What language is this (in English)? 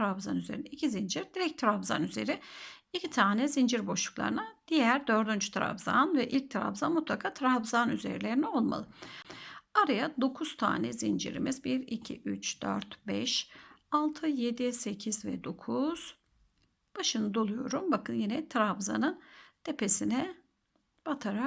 Turkish